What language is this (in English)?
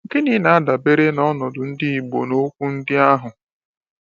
Igbo